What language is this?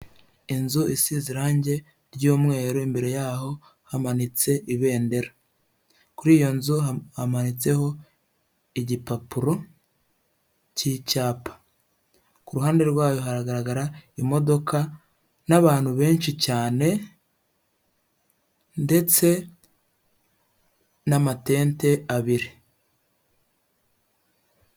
Kinyarwanda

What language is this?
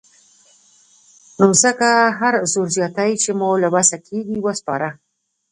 Pashto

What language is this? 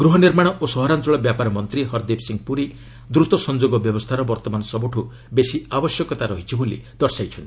Odia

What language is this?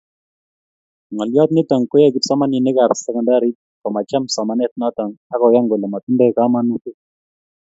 Kalenjin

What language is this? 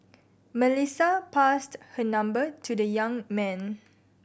English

